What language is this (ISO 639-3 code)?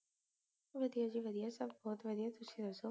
pan